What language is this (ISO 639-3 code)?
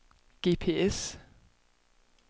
dan